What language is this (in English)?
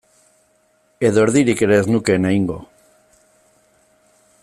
Basque